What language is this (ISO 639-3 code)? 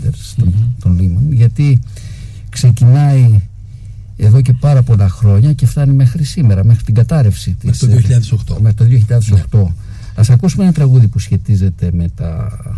ell